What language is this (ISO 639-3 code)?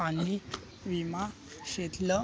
mar